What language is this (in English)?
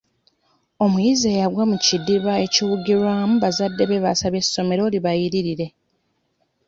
Ganda